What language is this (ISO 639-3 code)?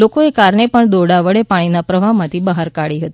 guj